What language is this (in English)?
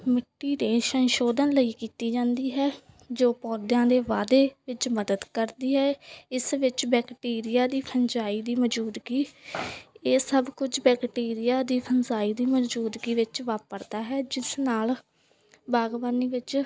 Punjabi